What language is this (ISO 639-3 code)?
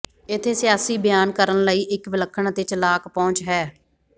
pan